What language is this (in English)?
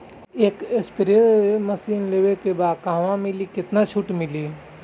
Bhojpuri